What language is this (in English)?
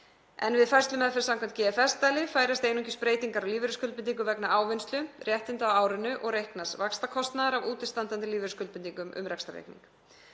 Icelandic